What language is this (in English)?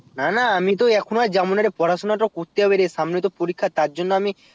Bangla